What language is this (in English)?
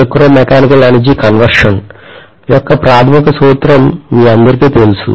Telugu